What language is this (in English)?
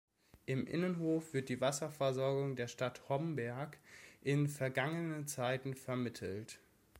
German